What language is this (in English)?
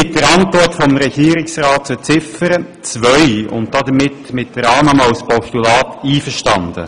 Swiss German